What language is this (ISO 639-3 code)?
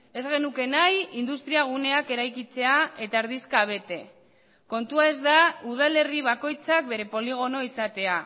eus